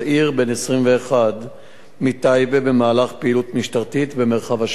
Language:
Hebrew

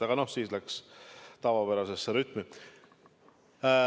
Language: Estonian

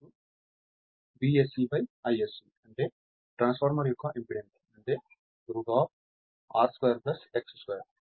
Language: Telugu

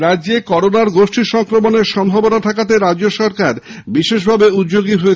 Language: Bangla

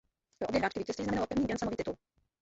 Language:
Czech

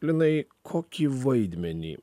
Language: Lithuanian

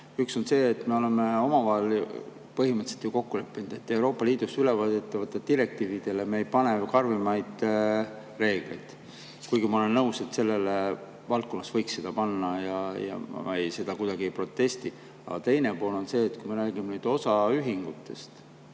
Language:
Estonian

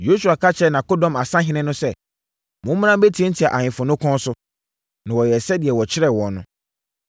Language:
Akan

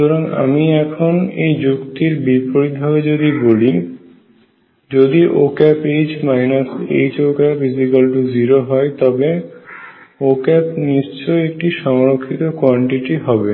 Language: Bangla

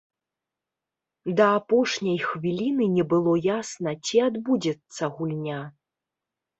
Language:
Belarusian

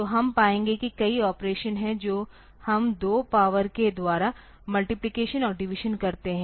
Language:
Hindi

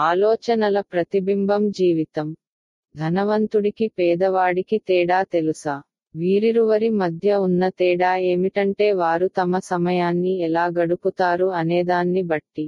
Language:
Tamil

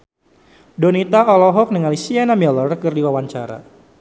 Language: Sundanese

